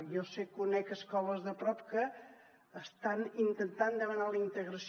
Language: Catalan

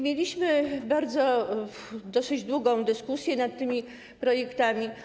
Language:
Polish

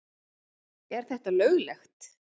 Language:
Icelandic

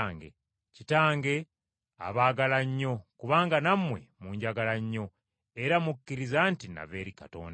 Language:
Ganda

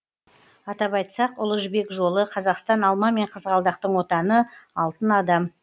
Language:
Kazakh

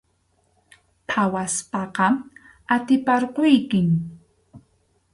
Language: Arequipa-La Unión Quechua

